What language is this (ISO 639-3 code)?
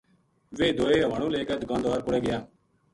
gju